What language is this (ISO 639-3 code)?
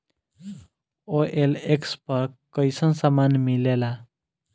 bho